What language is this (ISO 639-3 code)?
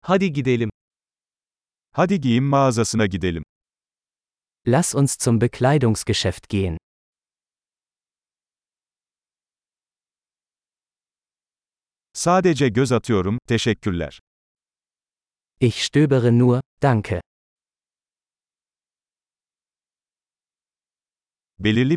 tur